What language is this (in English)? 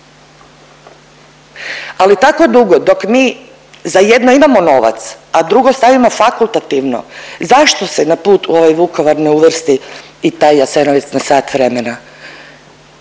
Croatian